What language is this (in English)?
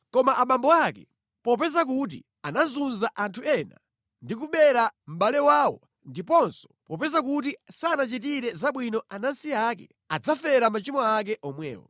Nyanja